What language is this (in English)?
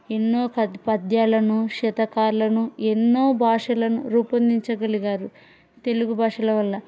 Telugu